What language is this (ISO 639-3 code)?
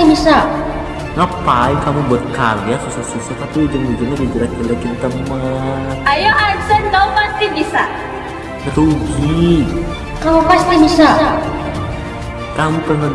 ind